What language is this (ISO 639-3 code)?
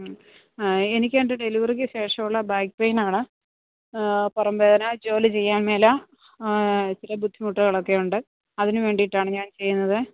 mal